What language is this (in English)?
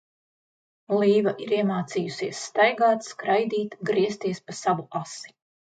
Latvian